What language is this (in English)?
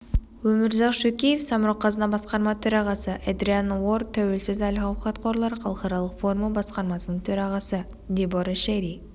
Kazakh